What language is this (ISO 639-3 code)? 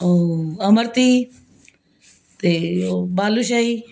pan